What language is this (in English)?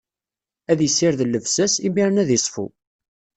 Kabyle